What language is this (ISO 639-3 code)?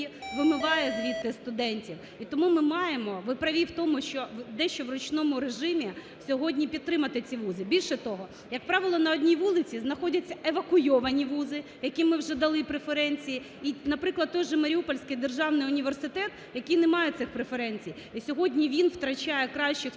ukr